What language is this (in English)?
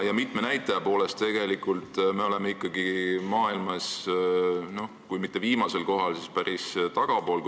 Estonian